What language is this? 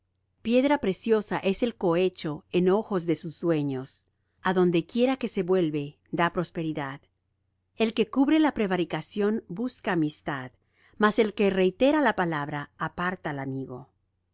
Spanish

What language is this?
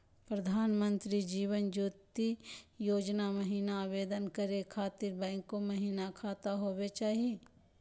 Magahi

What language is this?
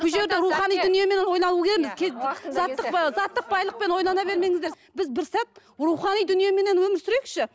Kazakh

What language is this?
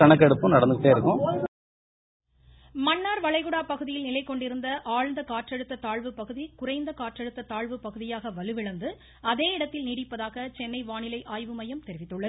Tamil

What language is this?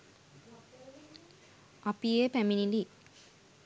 Sinhala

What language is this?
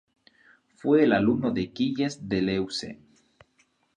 Spanish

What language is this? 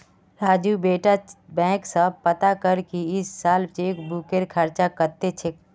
Magahi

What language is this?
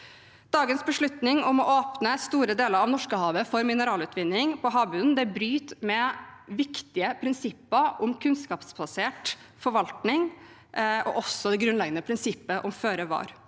Norwegian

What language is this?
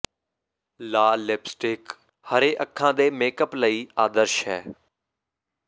Punjabi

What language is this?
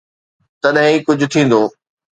Sindhi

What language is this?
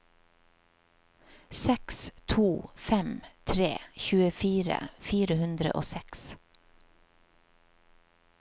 Norwegian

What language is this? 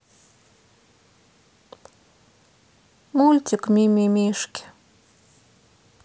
Russian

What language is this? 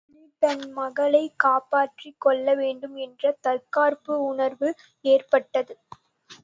Tamil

